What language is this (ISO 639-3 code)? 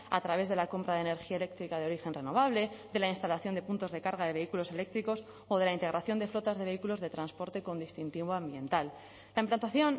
spa